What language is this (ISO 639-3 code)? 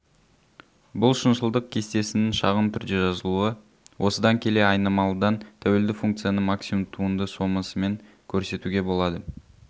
kaz